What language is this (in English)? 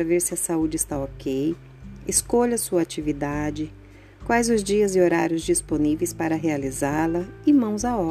Portuguese